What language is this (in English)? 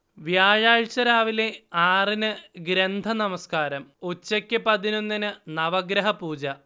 Malayalam